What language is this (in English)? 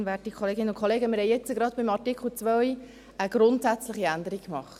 Swiss German